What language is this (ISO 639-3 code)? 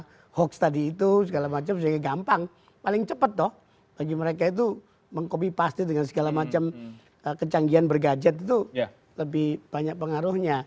ind